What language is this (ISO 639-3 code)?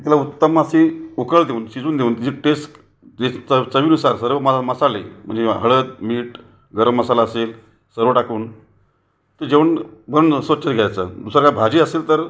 mar